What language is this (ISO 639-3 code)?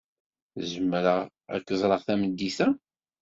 kab